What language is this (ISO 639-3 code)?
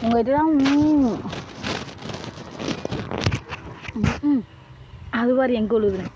tha